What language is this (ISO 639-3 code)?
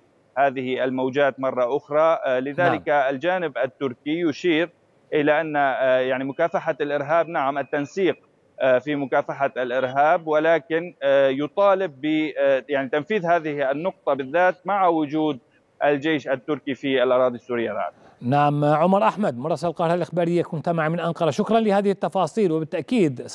ara